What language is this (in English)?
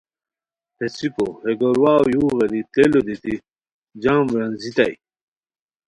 Khowar